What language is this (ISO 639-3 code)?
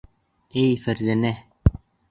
bak